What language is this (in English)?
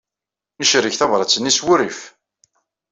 Kabyle